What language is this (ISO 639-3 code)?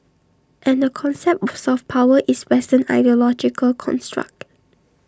eng